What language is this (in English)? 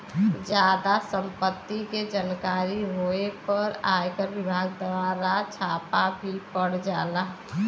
Bhojpuri